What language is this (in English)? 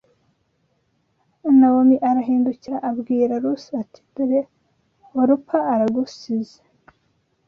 Kinyarwanda